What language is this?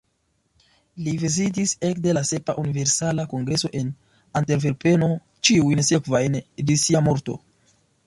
Esperanto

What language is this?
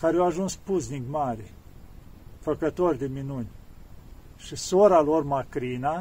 Romanian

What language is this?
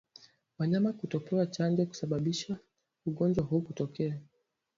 Swahili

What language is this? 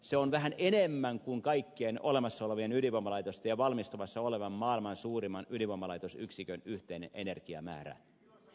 Finnish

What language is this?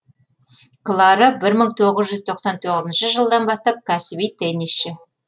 Kazakh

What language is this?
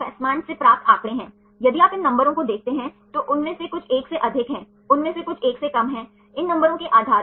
Hindi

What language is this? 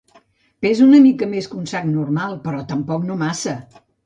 Catalan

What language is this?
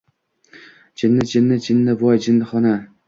Uzbek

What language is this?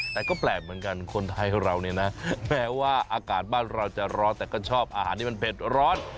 Thai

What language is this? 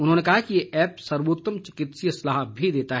Hindi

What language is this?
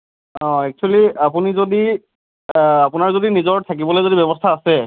Assamese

